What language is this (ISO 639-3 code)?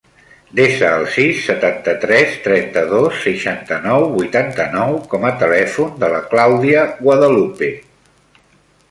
cat